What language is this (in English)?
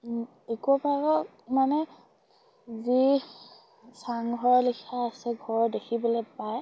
Assamese